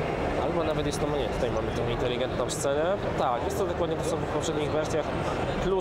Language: Polish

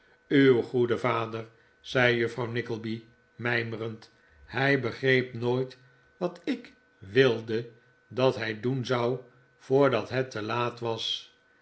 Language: Dutch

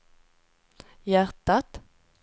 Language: Swedish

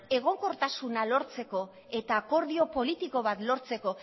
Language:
Basque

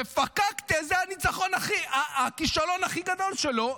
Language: Hebrew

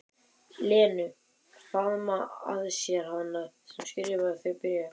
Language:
Icelandic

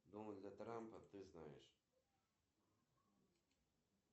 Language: Russian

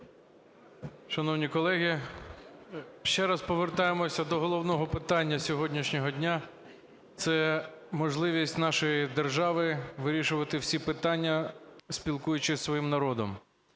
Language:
Ukrainian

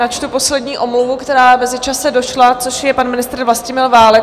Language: Czech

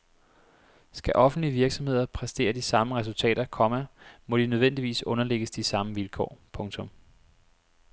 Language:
Danish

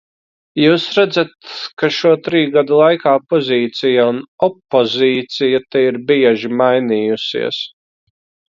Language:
Latvian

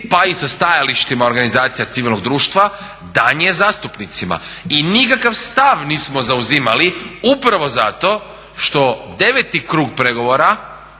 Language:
Croatian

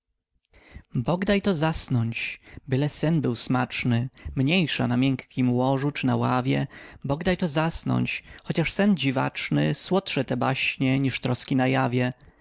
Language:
Polish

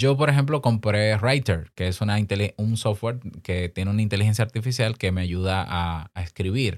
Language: Spanish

